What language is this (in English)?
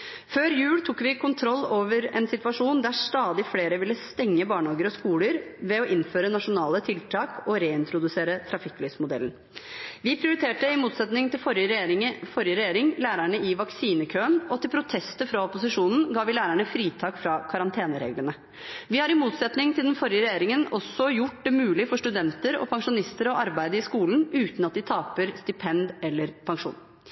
Norwegian Bokmål